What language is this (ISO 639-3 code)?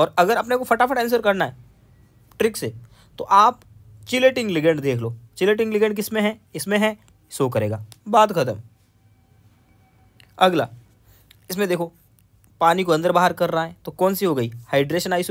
hin